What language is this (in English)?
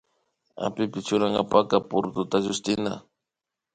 Imbabura Highland Quichua